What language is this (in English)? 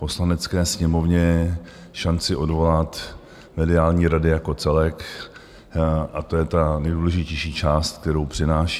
Czech